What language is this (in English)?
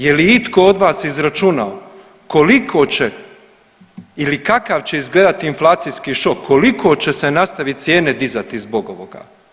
Croatian